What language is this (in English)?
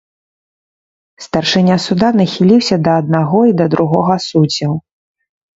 Belarusian